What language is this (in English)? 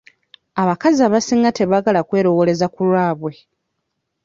Ganda